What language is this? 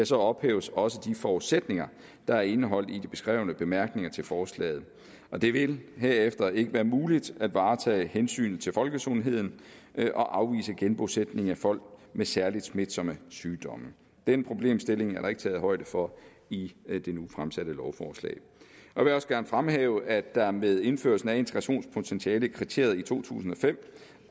Danish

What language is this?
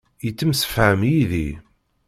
Kabyle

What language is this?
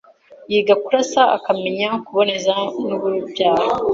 Kinyarwanda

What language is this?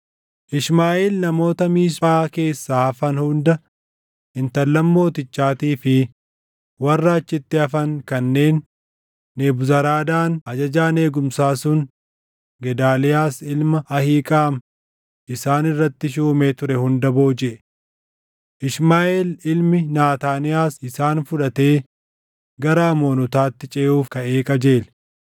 Oromo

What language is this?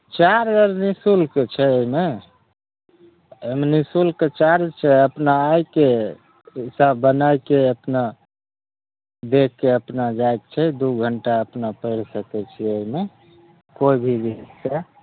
Maithili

